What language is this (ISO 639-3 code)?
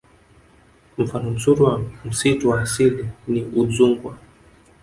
swa